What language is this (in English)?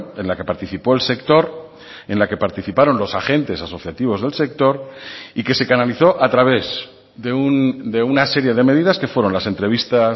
Spanish